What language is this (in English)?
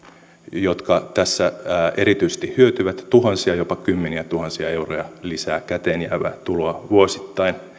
Finnish